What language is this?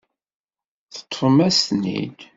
Kabyle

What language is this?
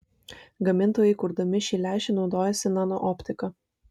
Lithuanian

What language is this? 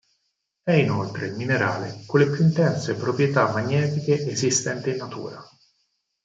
Italian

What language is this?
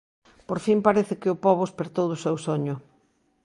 Galician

